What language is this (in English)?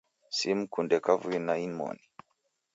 Taita